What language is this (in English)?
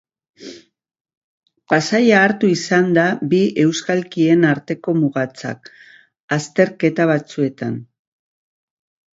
Basque